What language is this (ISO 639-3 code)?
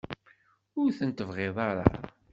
kab